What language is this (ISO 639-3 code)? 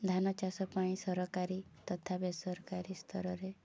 ori